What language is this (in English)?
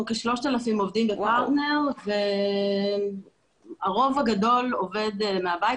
Hebrew